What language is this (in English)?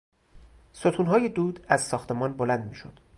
Persian